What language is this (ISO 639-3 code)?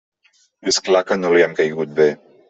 cat